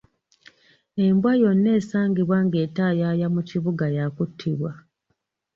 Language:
Ganda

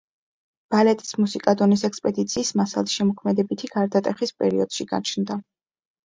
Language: Georgian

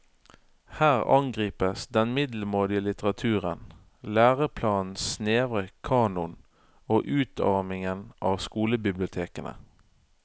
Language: Norwegian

